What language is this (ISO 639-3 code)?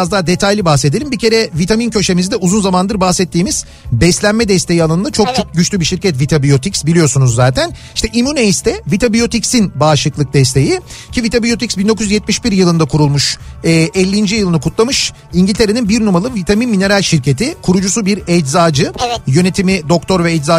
tur